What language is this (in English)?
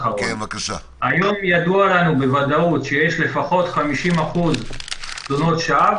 Hebrew